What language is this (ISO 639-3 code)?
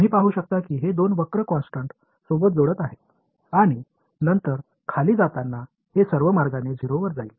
mar